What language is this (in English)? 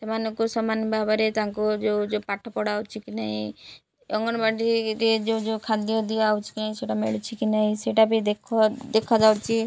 Odia